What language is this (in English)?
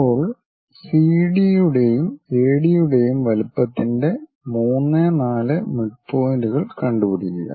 Malayalam